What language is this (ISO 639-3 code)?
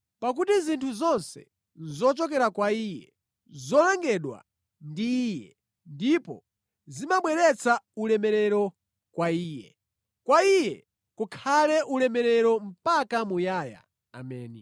nya